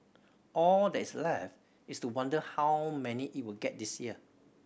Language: English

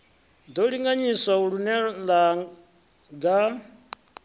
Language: Venda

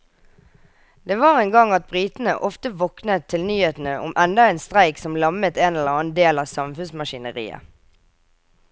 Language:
Norwegian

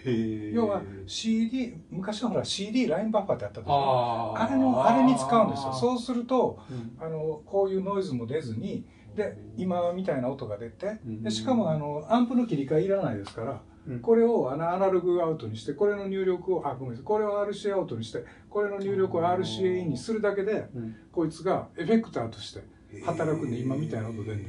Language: Japanese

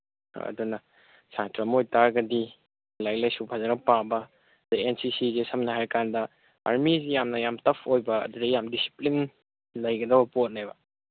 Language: Manipuri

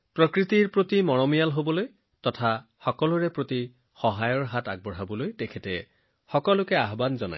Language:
Assamese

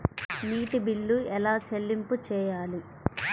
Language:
Telugu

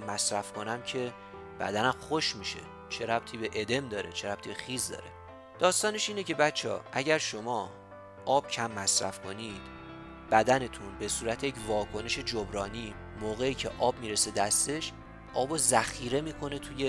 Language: Persian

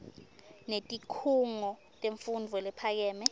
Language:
Swati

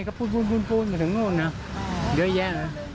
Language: Thai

